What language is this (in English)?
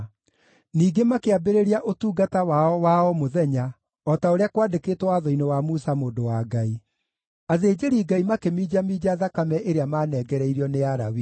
Kikuyu